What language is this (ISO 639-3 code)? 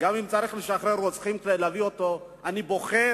heb